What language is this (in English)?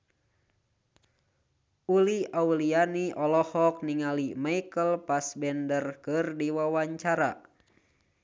Sundanese